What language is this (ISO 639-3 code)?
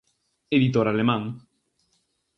glg